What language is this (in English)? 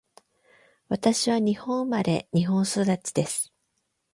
Japanese